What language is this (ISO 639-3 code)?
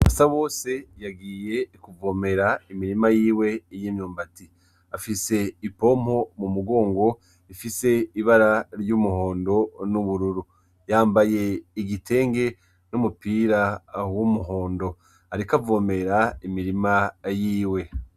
run